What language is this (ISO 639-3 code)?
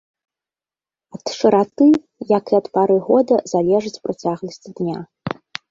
bel